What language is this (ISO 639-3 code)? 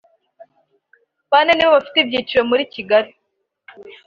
kin